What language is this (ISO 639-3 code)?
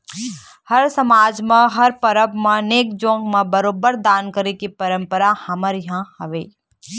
hne